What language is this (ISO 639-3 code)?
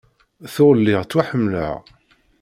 kab